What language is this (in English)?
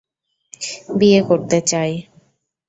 Bangla